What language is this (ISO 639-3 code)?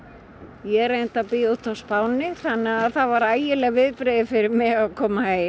isl